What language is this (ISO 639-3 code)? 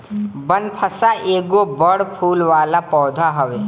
bho